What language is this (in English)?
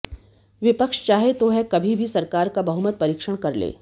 Hindi